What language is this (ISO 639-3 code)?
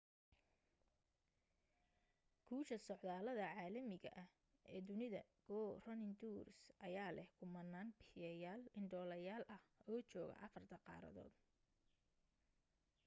som